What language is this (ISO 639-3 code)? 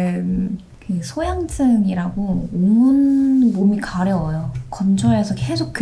kor